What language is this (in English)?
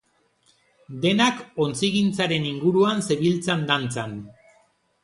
Basque